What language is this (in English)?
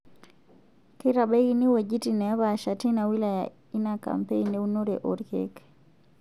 Masai